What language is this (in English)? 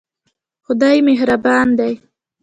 Pashto